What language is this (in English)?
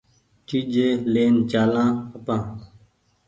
Goaria